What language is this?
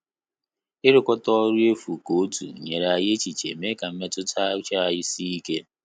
Igbo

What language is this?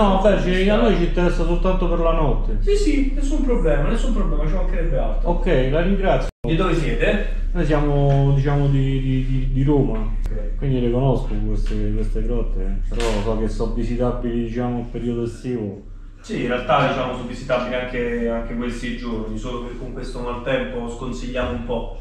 Italian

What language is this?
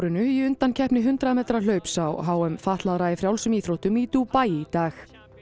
Icelandic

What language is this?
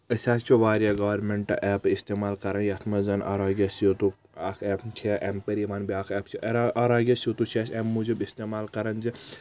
Kashmiri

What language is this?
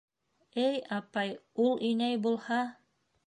Bashkir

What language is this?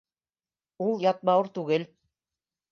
Bashkir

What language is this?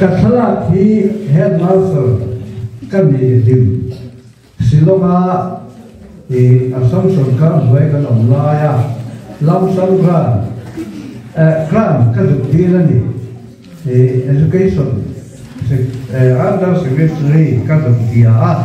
Arabic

